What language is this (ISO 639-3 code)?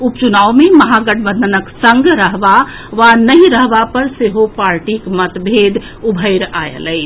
mai